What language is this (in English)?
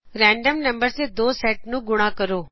Punjabi